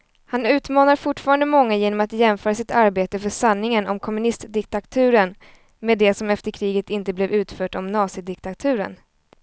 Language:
Swedish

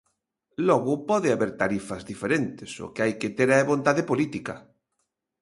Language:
Galician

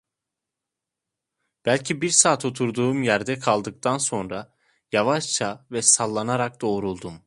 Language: Turkish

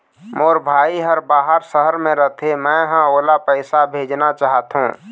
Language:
Chhattisgarhi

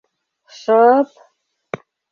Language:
Mari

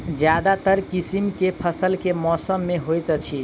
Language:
Maithili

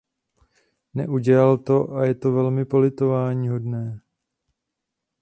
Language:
Czech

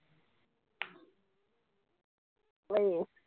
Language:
Punjabi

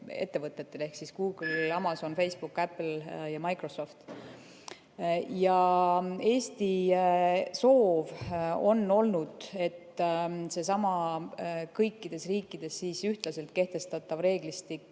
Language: Estonian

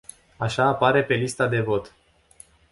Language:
Romanian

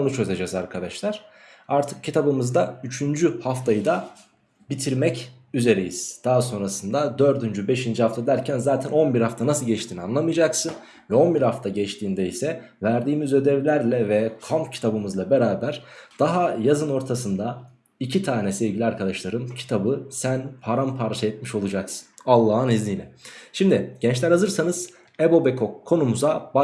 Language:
Turkish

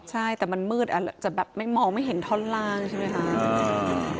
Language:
Thai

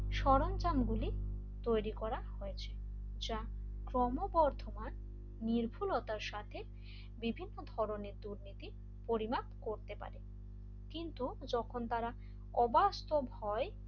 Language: Bangla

